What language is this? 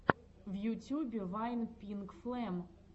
Russian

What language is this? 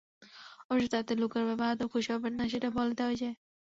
Bangla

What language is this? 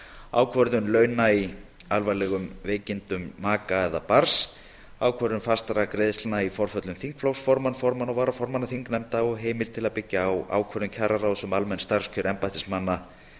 Icelandic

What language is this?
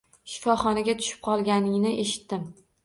Uzbek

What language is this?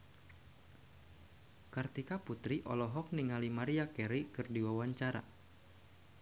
Sundanese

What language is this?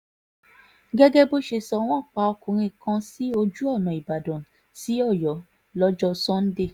Yoruba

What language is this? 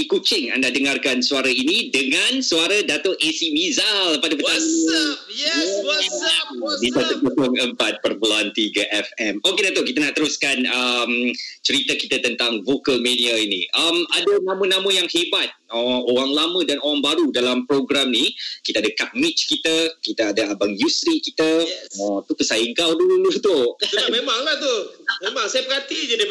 Malay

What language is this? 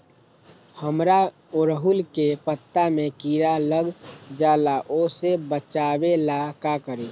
Magahi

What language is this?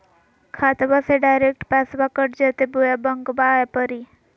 Magahi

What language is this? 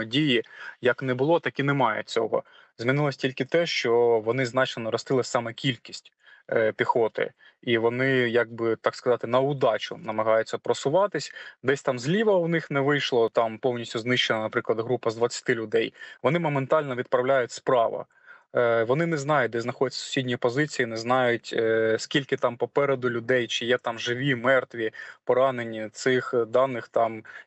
Ukrainian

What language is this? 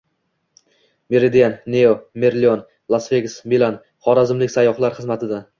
Uzbek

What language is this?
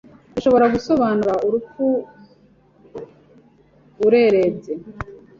Kinyarwanda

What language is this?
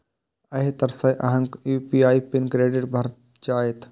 Maithili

